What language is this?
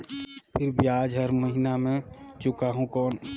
Chhattisgarhi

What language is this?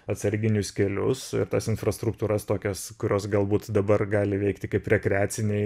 Lithuanian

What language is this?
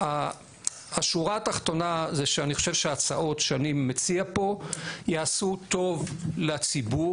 Hebrew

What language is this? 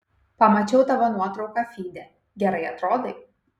Lithuanian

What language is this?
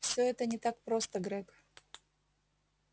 Russian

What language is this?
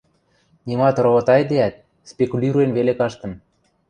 Western Mari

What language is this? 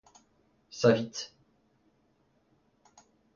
Breton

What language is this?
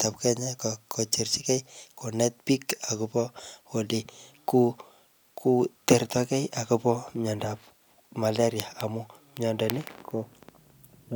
Kalenjin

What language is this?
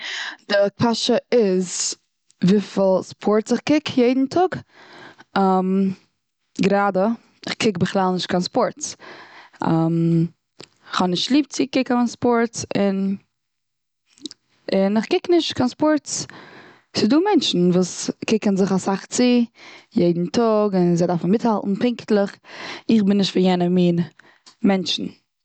Yiddish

